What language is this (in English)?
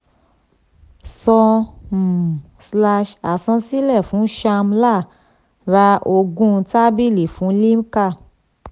Yoruba